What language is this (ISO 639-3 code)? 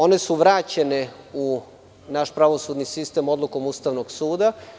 srp